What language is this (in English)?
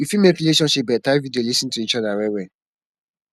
Nigerian Pidgin